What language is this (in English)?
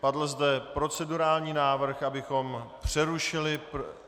Czech